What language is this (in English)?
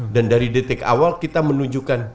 Indonesian